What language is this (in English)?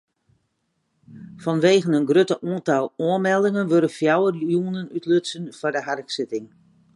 Western Frisian